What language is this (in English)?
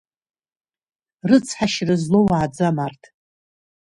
Abkhazian